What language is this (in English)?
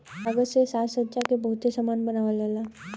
Bhojpuri